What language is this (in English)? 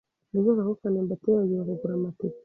Kinyarwanda